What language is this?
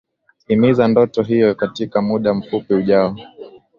Swahili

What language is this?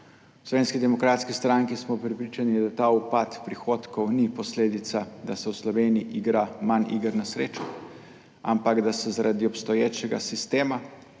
Slovenian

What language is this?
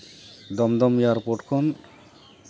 Santali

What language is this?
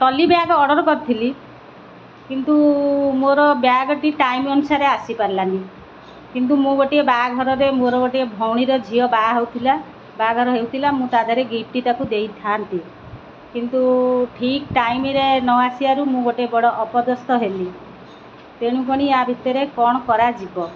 Odia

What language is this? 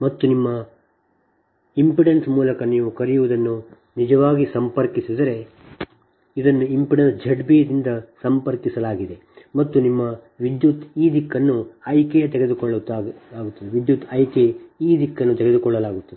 Kannada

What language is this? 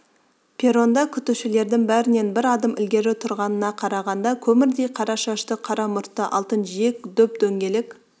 Kazakh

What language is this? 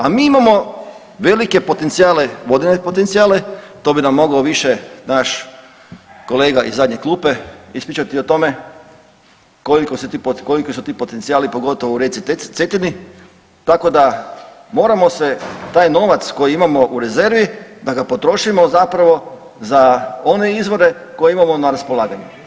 Croatian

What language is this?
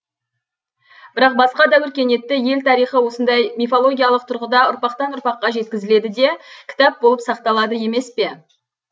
Kazakh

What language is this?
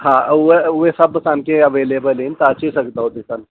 Sindhi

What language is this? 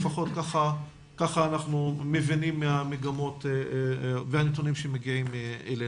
Hebrew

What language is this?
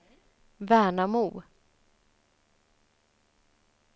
Swedish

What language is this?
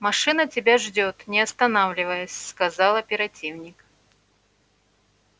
Russian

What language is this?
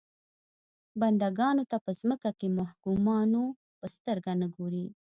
Pashto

